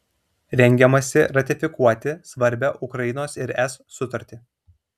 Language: Lithuanian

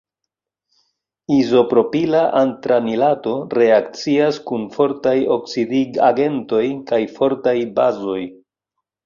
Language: Esperanto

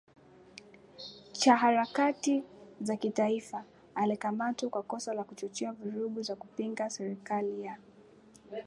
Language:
Swahili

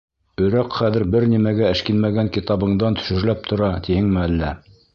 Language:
Bashkir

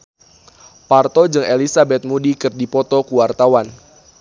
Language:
Sundanese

